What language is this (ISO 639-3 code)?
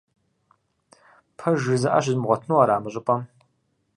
kbd